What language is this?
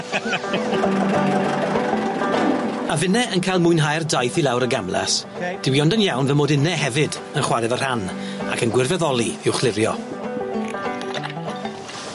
Welsh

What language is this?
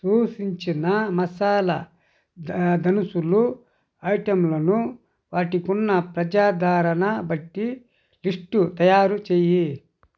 Telugu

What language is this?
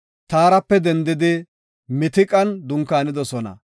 Gofa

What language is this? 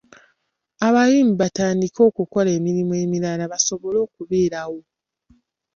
Ganda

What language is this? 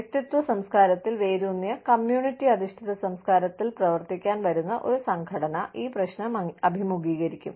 Malayalam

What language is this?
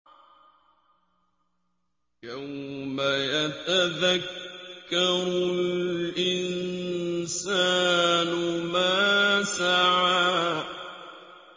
Arabic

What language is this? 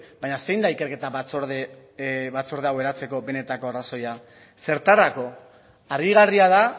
Basque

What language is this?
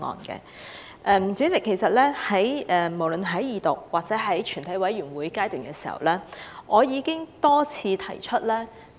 Cantonese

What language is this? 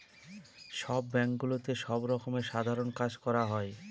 Bangla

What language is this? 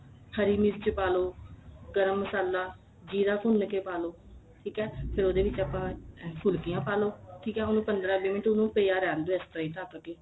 Punjabi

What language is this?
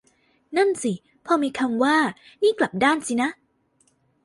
Thai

